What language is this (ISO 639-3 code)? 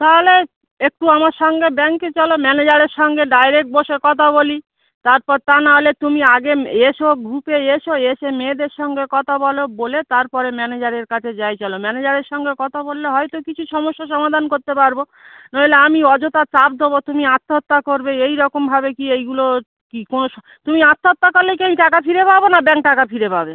ben